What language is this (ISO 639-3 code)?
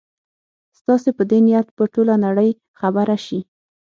pus